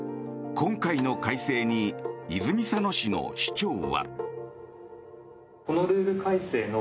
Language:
Japanese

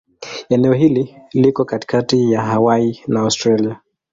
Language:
Swahili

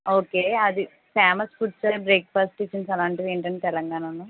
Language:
Telugu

